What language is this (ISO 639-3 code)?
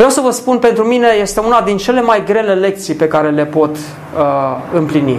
ron